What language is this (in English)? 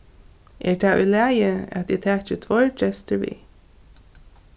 Faroese